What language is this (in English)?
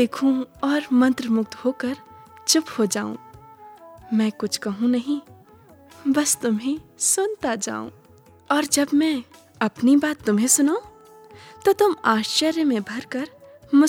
Hindi